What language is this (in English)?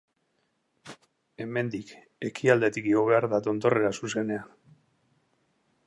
Basque